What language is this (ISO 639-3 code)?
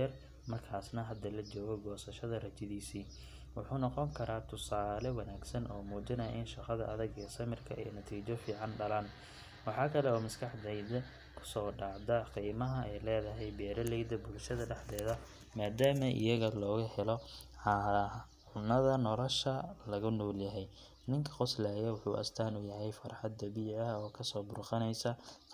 som